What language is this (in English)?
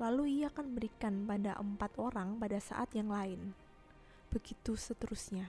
Indonesian